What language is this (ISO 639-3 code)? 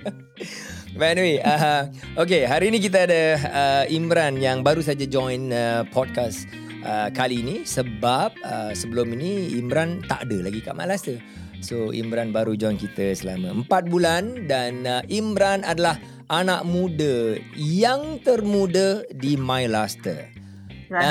msa